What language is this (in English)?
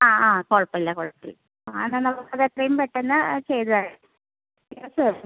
Malayalam